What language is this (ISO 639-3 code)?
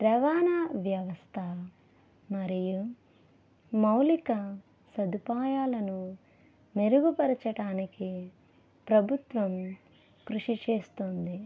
tel